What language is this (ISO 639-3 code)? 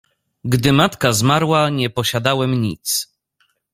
pol